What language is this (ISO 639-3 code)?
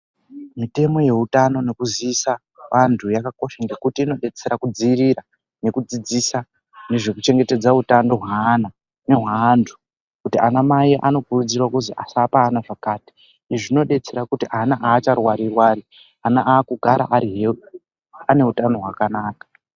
ndc